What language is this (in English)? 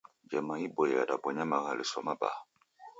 Taita